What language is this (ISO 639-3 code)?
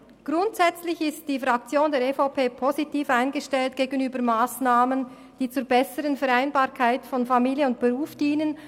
gsw